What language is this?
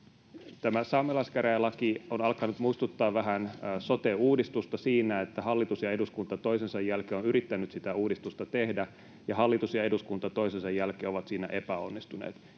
Finnish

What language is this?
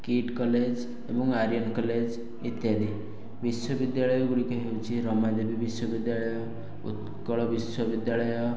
Odia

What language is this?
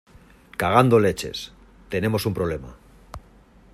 Spanish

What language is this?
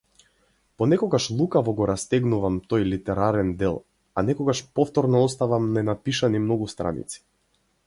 Macedonian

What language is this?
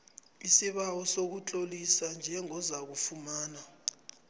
South Ndebele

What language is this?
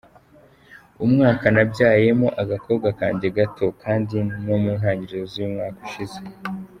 Kinyarwanda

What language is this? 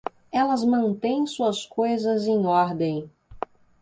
Portuguese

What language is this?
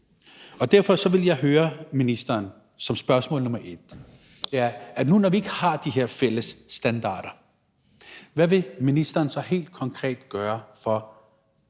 Danish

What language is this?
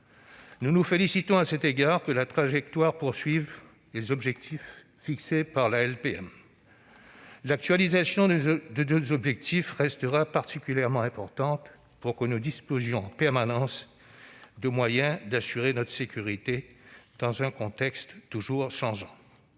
French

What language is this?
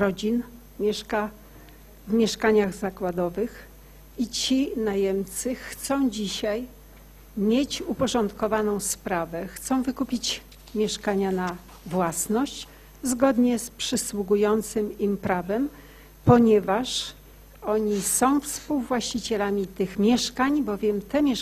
Polish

